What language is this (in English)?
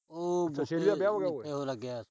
Punjabi